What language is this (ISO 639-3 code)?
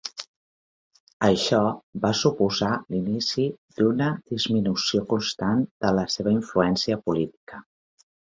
cat